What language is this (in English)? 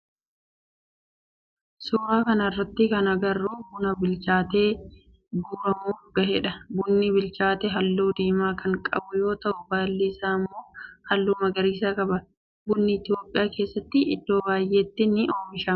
Oromo